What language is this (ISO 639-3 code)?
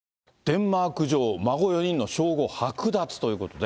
jpn